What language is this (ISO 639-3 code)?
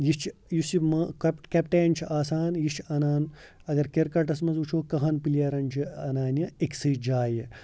kas